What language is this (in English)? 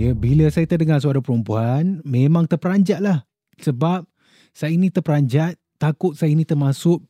Malay